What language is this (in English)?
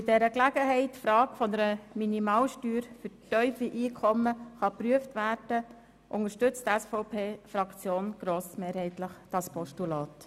Swiss German